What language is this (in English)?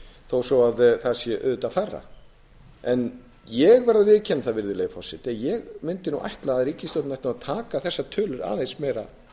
Icelandic